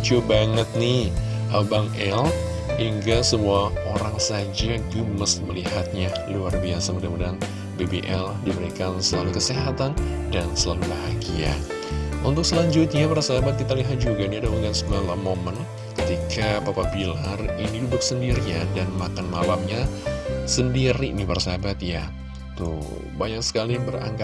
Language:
Indonesian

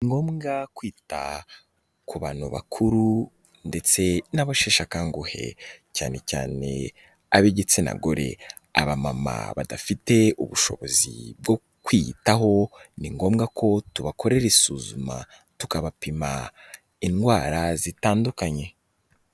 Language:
Kinyarwanda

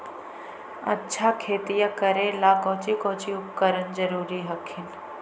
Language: Magahi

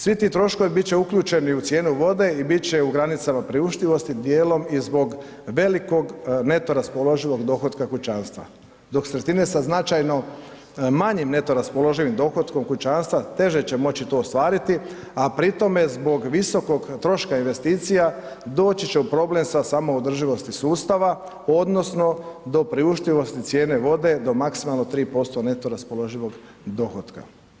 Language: Croatian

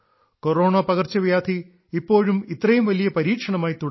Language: Malayalam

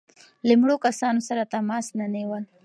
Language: Pashto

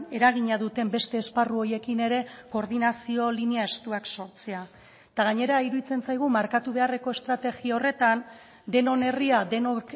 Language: Basque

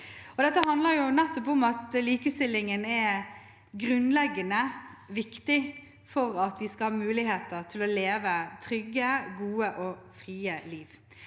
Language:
Norwegian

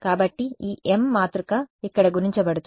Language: Telugu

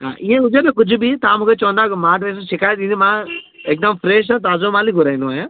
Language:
Sindhi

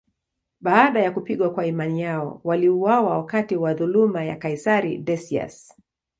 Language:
Swahili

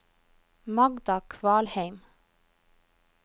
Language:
Norwegian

